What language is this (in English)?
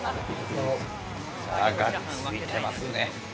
Japanese